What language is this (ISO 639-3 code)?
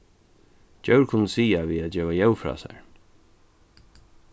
fao